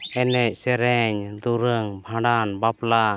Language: Santali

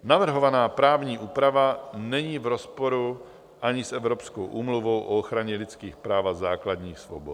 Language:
Czech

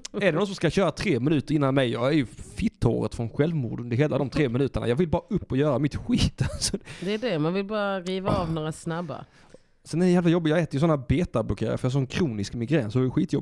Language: Swedish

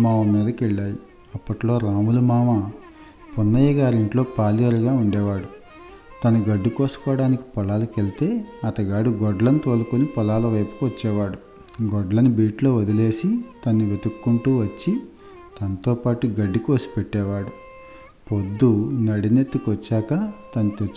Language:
Telugu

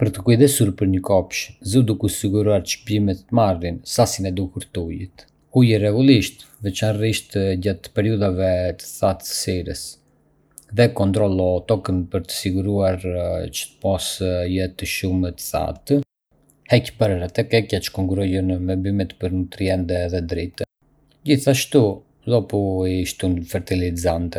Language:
Arbëreshë Albanian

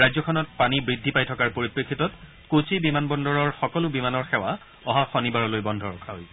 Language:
Assamese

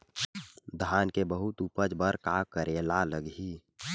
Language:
Chhattisgarhi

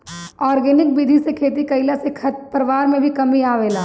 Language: Bhojpuri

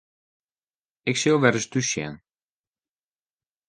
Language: Western Frisian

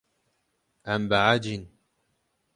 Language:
Kurdish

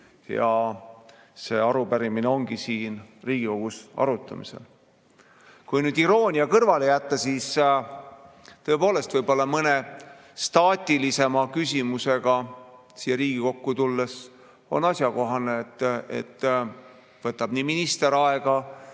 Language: Estonian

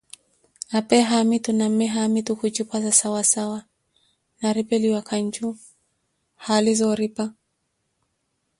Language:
Koti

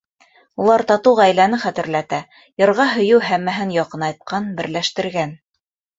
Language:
Bashkir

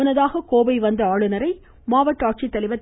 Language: Tamil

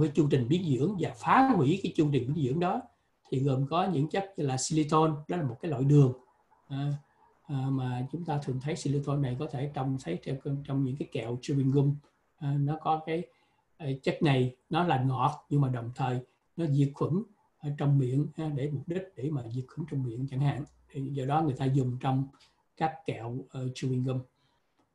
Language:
Vietnamese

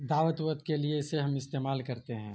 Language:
Urdu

